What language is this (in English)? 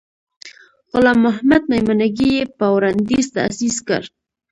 Pashto